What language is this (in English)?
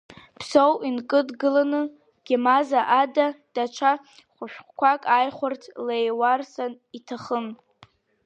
Abkhazian